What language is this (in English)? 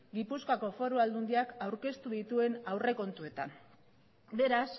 Basque